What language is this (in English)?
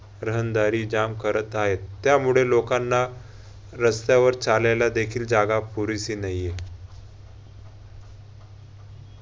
Marathi